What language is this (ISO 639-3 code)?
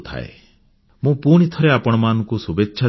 ori